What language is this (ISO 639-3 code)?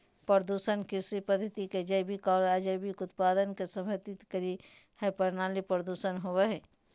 mag